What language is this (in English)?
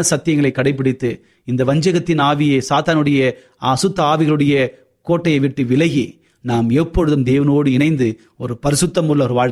Tamil